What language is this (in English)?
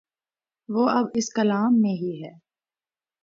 Urdu